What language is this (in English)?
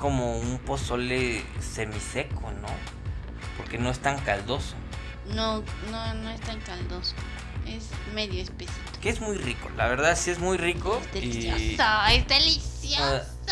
Spanish